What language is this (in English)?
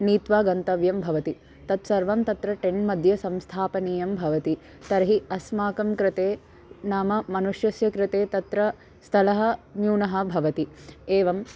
Sanskrit